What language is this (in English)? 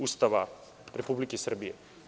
Serbian